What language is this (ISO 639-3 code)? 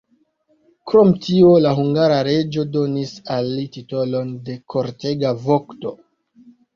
epo